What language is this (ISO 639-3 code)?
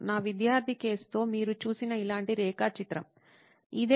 tel